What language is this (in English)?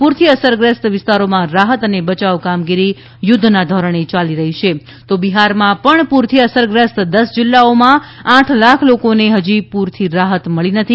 Gujarati